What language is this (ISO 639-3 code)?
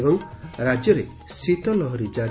ori